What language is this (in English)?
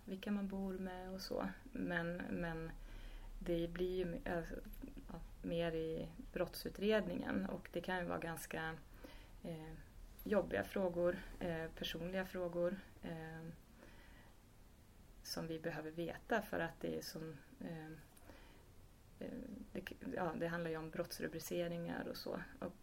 Swedish